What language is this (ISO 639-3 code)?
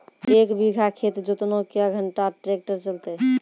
mai